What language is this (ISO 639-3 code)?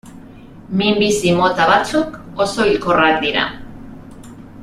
eus